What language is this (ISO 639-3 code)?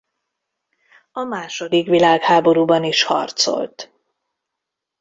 hun